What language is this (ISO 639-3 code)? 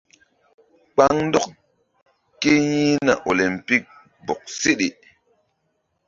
mdd